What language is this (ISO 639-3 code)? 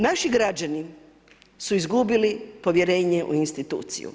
hrv